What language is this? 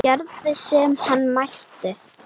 Icelandic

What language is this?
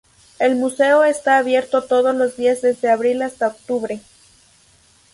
Spanish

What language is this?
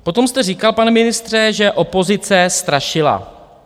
Czech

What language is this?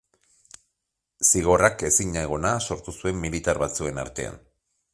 Basque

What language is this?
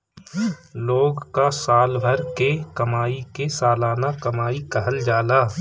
Bhojpuri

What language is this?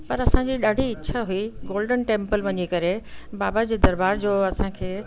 Sindhi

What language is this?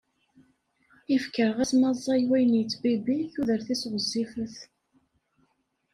Kabyle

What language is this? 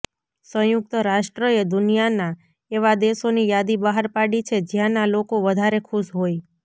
Gujarati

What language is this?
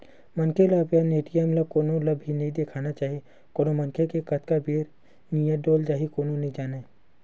Chhattisgarhi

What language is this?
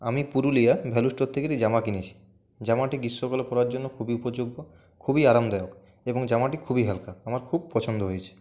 Bangla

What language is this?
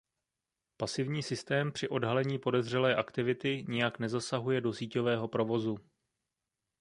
Czech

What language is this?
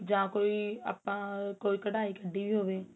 Punjabi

